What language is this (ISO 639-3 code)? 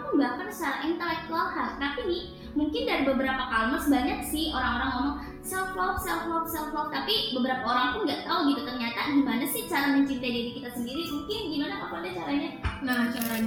ind